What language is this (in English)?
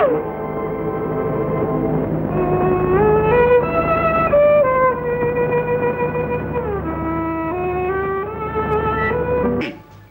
Tamil